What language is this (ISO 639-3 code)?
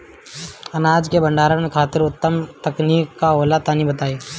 bho